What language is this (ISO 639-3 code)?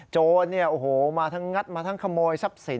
tha